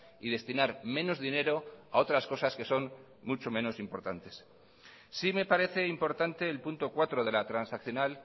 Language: Spanish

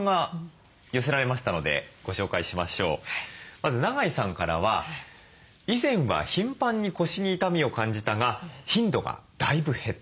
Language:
Japanese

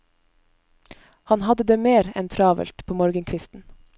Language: Norwegian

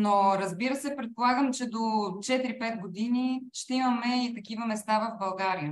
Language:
Bulgarian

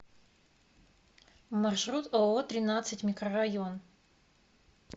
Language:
Russian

